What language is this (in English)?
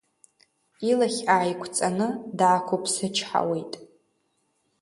Abkhazian